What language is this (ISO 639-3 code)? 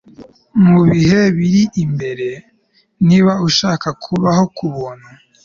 kin